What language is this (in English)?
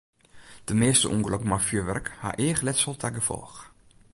Western Frisian